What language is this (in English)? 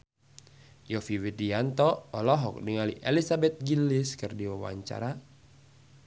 Sundanese